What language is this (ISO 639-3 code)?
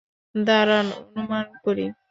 ben